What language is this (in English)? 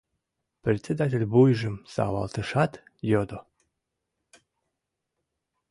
Mari